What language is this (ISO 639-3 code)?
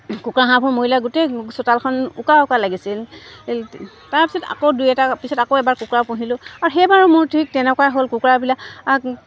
asm